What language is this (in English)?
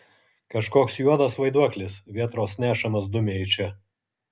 Lithuanian